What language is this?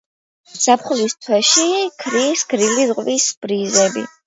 Georgian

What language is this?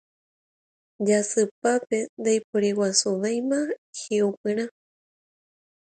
Guarani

